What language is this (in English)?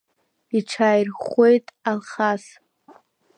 Abkhazian